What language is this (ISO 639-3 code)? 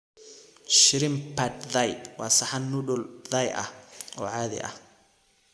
som